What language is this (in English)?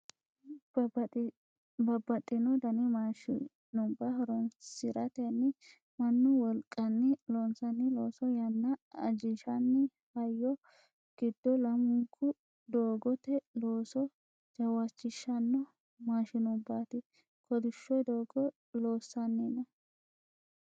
Sidamo